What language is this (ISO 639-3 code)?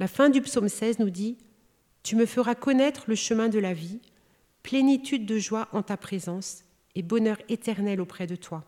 fra